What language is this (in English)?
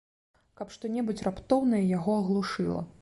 Belarusian